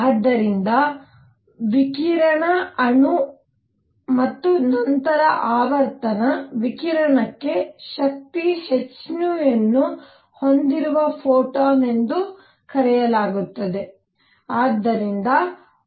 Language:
Kannada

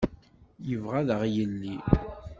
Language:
Kabyle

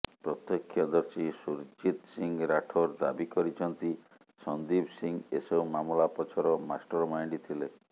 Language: Odia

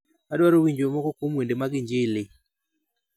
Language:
Luo (Kenya and Tanzania)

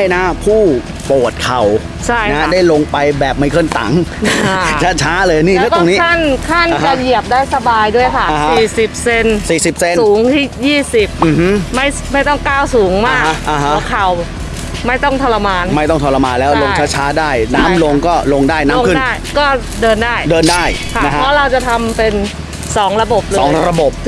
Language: Thai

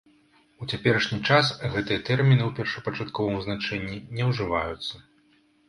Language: Belarusian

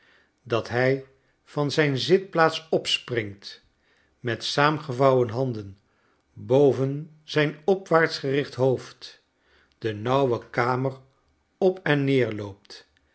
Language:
Dutch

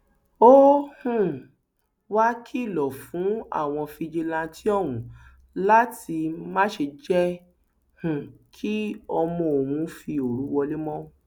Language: Yoruba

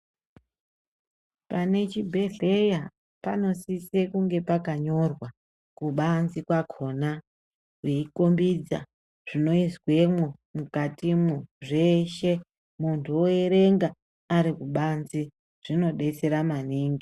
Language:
Ndau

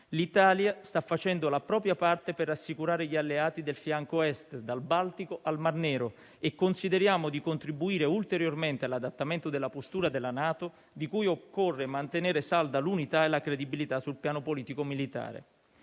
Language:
Italian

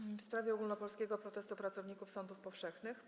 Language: Polish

